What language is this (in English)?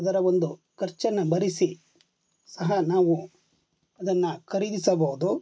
Kannada